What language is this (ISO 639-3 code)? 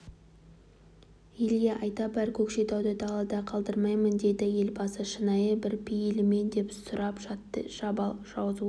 kaz